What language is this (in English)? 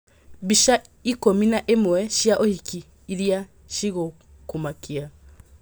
Kikuyu